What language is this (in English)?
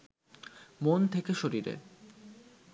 Bangla